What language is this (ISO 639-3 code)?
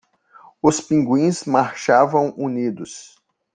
por